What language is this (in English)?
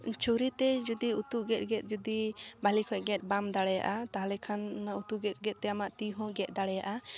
Santali